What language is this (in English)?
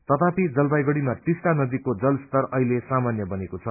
Nepali